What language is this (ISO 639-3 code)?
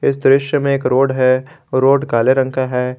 hin